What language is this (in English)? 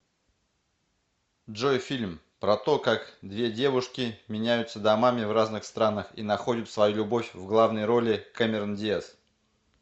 Russian